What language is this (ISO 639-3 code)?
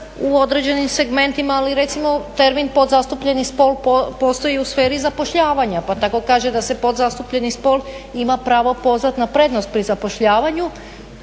hrv